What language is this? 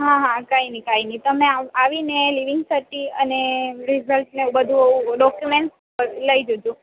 Gujarati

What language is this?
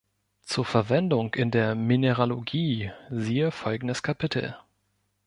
German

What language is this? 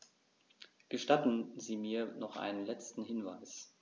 German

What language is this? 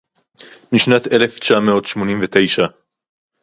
Hebrew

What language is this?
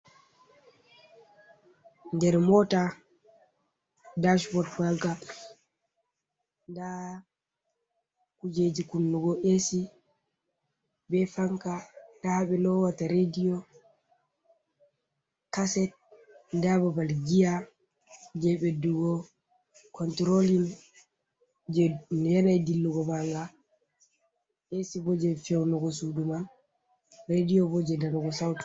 Fula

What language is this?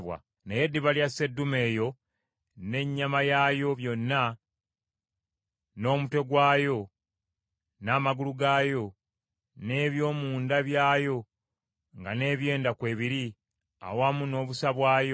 Ganda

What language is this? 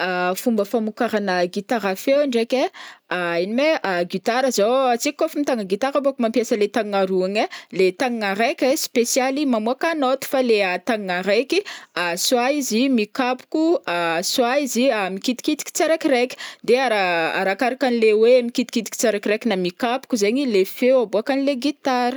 Northern Betsimisaraka Malagasy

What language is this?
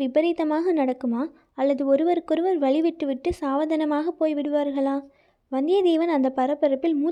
Tamil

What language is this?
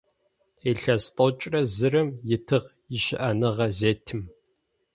Adyghe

